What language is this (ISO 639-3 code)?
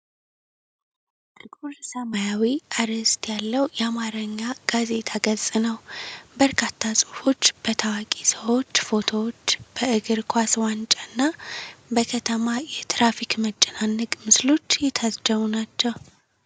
amh